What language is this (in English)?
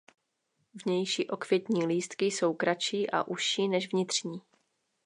Czech